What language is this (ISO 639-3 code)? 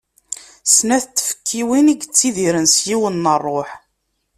kab